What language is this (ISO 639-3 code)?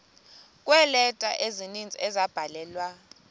xho